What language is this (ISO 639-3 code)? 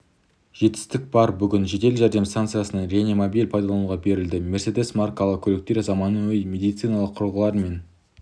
kaz